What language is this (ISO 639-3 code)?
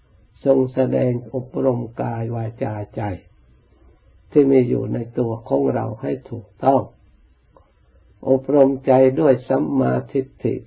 tha